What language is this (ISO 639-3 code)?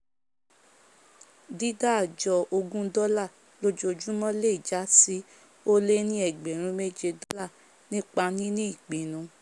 yor